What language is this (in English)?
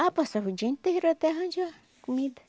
Portuguese